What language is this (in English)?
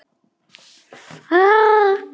Icelandic